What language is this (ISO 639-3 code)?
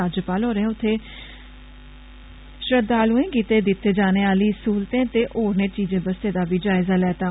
doi